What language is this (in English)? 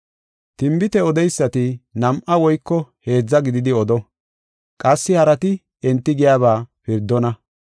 Gofa